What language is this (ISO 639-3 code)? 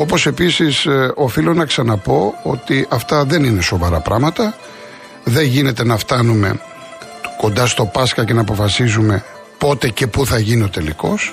ell